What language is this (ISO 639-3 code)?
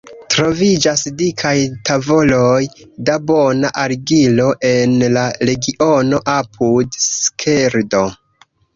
epo